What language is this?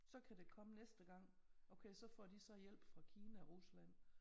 Danish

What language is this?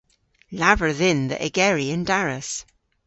Cornish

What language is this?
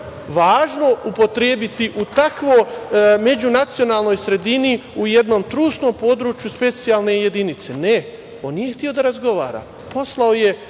Serbian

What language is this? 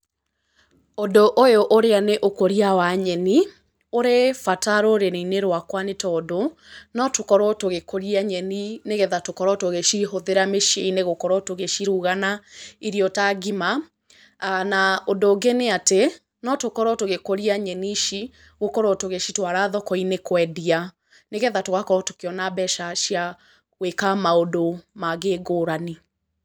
Kikuyu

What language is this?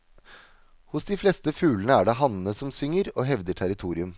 Norwegian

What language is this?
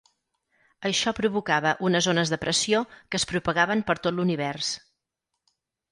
Catalan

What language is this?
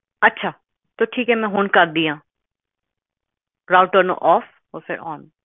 Punjabi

